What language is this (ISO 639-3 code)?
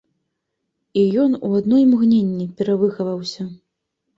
bel